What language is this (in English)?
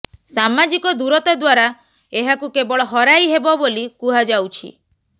Odia